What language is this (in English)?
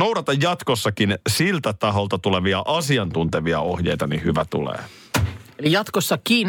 Finnish